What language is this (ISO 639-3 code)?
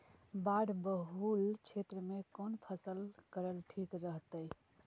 mag